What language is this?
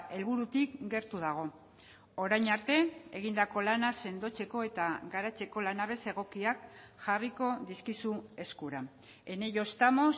Basque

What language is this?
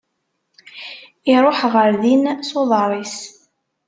Kabyle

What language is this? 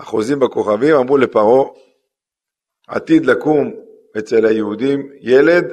Hebrew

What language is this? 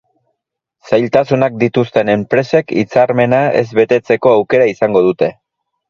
Basque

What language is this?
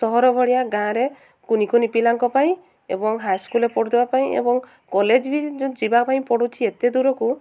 Odia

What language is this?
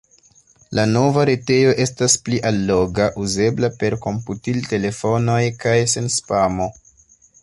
Esperanto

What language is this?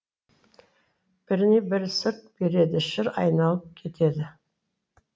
Kazakh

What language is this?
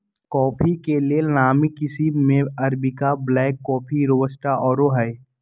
Magahi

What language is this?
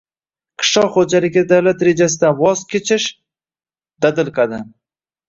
Uzbek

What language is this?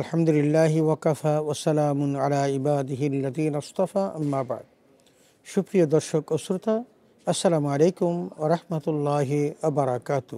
Arabic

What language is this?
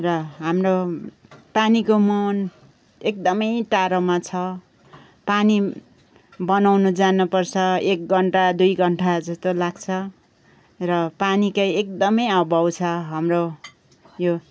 Nepali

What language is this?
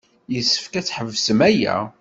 Kabyle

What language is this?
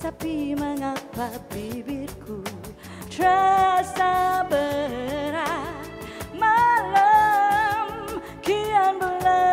Indonesian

